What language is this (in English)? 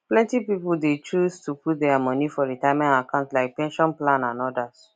Nigerian Pidgin